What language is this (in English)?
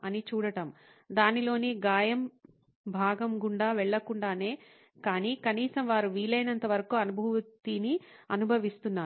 Telugu